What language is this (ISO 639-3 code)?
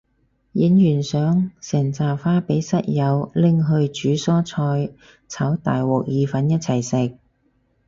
yue